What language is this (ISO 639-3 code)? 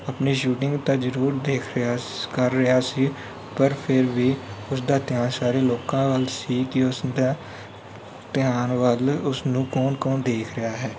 pan